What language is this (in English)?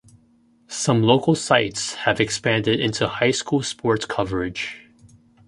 English